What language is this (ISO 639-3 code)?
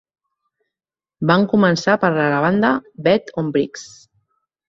cat